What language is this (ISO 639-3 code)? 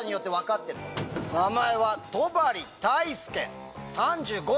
jpn